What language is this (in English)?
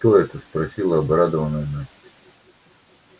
Russian